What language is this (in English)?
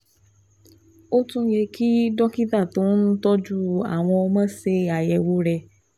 Yoruba